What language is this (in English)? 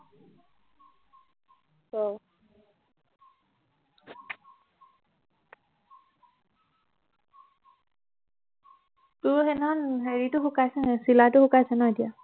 Assamese